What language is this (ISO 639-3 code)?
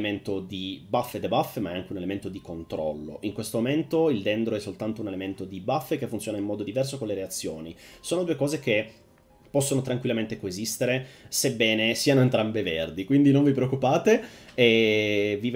ita